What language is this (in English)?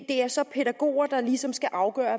Danish